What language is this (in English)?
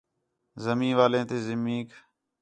Khetrani